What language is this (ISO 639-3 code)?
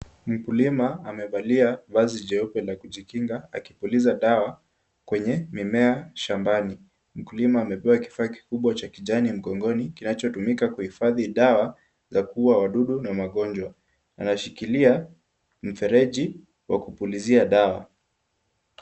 swa